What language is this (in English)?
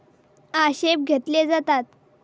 Marathi